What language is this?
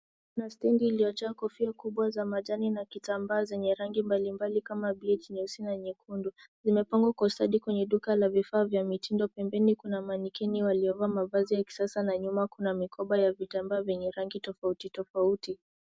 Swahili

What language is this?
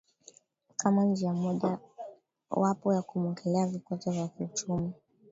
Swahili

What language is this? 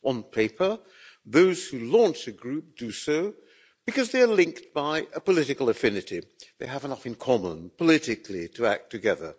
English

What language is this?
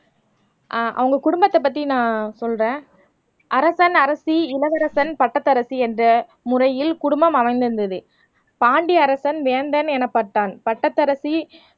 Tamil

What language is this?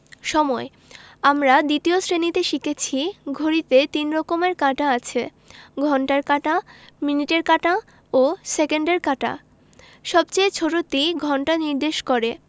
Bangla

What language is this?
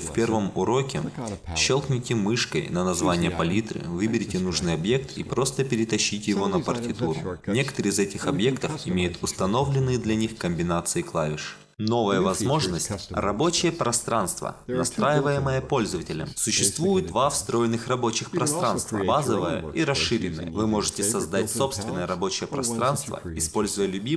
Russian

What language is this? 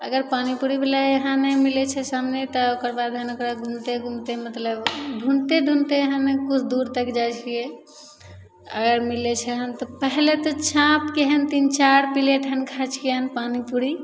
Maithili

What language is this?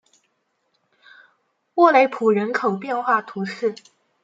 Chinese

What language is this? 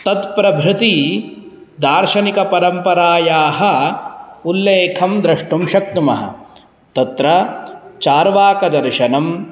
Sanskrit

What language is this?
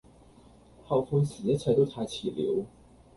Cantonese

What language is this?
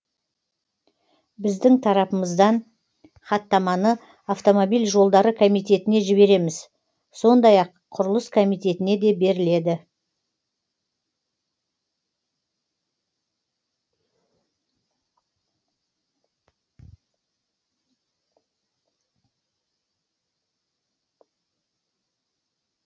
Kazakh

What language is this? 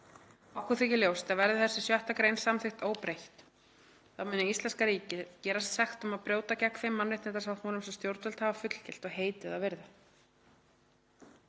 Icelandic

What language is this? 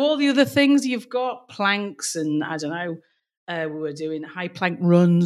English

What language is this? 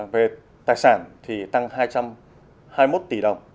Vietnamese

